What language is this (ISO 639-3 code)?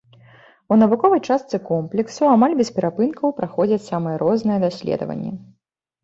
bel